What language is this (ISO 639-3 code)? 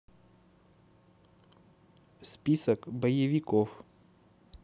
rus